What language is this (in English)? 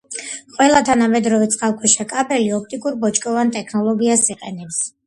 Georgian